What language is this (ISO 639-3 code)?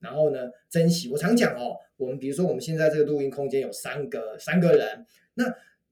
zho